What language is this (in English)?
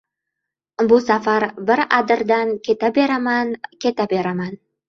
Uzbek